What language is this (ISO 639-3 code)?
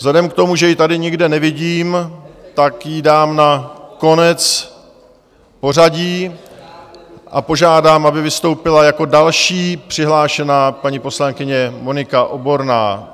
ces